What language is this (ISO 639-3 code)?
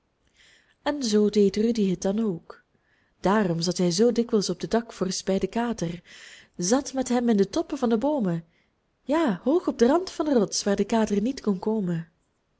nld